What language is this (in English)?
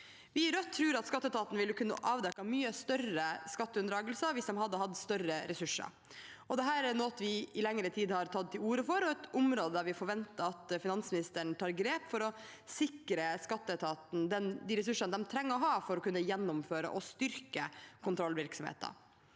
Norwegian